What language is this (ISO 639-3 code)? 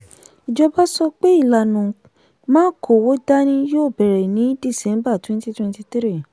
yor